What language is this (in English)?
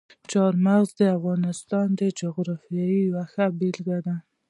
Pashto